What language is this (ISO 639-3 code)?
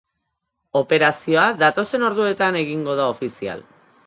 eus